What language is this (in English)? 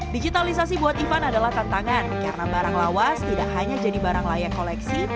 Indonesian